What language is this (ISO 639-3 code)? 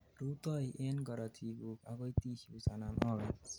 kln